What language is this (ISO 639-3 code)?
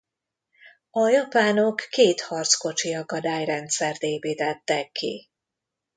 hun